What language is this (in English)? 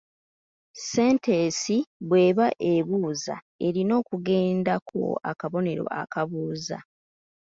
Ganda